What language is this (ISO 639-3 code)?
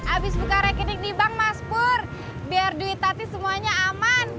ind